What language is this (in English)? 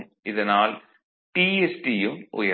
Tamil